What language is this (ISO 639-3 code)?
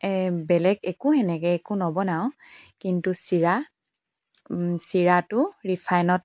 asm